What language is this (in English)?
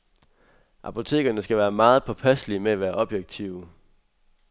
Danish